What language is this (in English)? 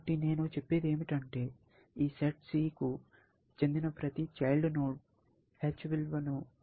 Telugu